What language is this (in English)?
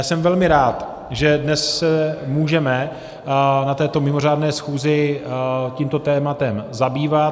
Czech